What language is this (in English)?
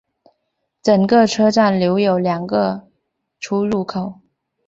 Chinese